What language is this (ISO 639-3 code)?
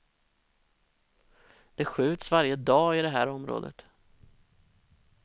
swe